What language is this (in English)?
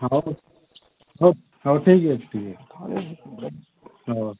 Odia